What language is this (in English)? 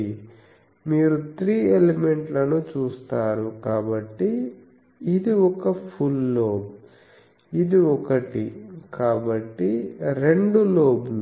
Telugu